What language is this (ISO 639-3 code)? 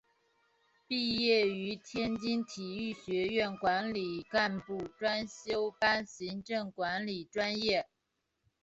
zho